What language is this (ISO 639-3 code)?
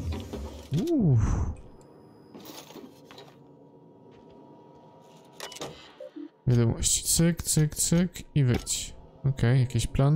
pol